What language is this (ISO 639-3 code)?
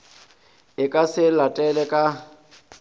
nso